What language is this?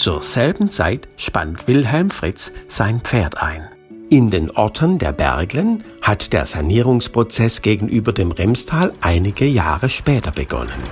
German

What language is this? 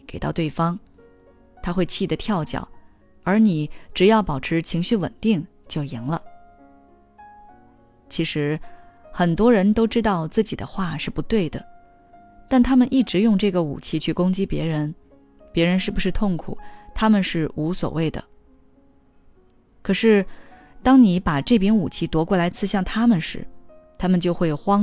Chinese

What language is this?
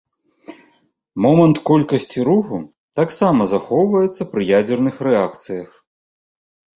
Belarusian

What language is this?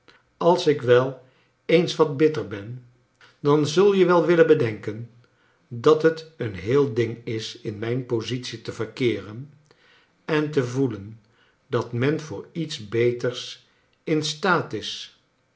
Dutch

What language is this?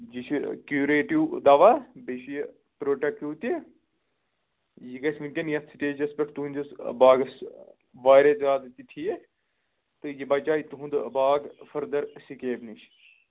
Kashmiri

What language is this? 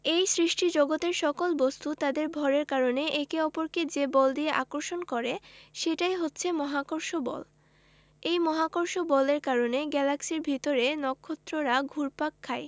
Bangla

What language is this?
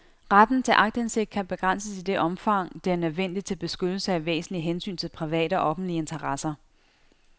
Danish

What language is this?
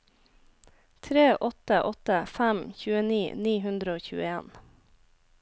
Norwegian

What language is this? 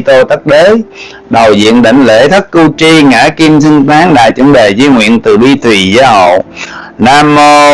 Vietnamese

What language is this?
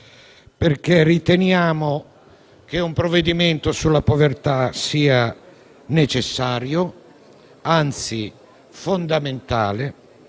Italian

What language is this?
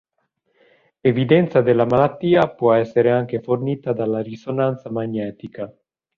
Italian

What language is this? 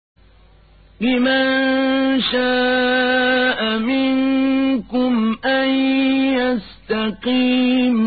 Arabic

